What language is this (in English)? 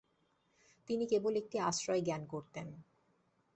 Bangla